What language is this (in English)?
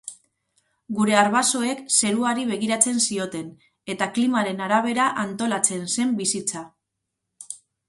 Basque